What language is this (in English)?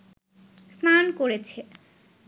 Bangla